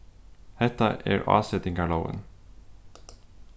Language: Faroese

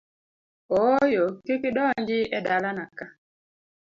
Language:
Luo (Kenya and Tanzania)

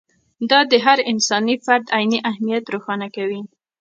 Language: Pashto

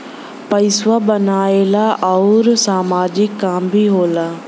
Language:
Bhojpuri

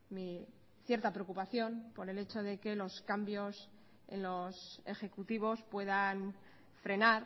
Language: Spanish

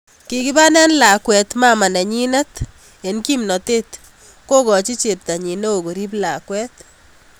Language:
Kalenjin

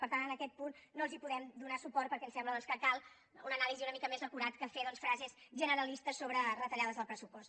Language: Catalan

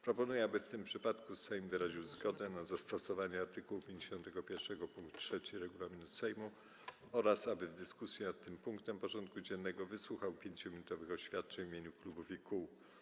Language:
Polish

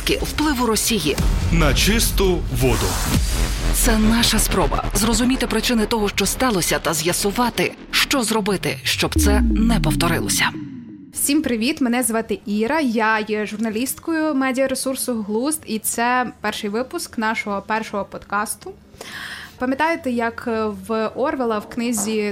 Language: Ukrainian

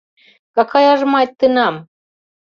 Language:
Mari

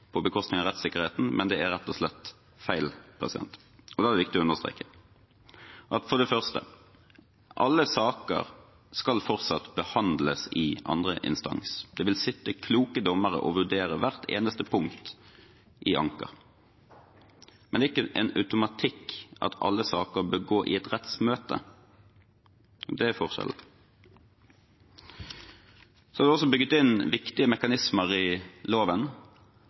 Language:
Norwegian Bokmål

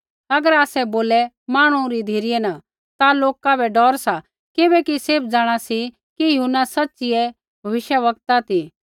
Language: Kullu Pahari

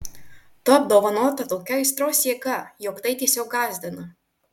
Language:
Lithuanian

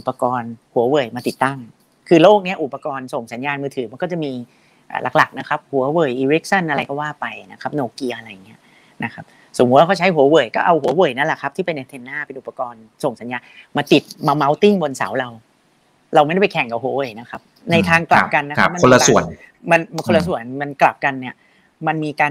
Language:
Thai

